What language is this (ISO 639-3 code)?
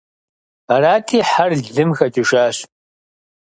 kbd